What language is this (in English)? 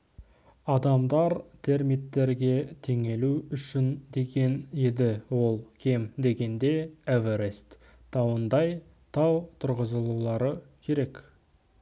Kazakh